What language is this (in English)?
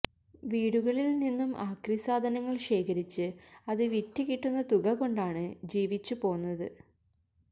Malayalam